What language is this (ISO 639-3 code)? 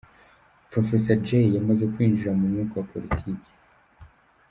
kin